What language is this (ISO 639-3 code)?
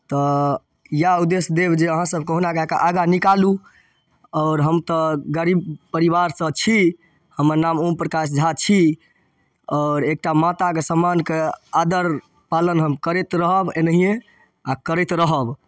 mai